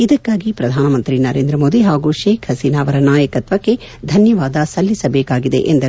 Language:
Kannada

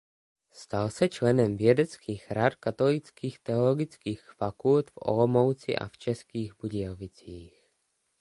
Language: Czech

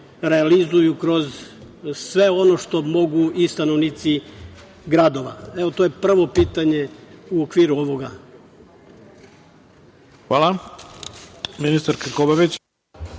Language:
Serbian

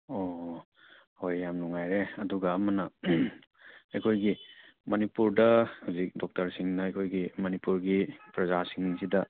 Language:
Manipuri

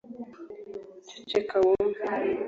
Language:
Kinyarwanda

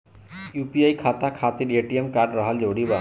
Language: Bhojpuri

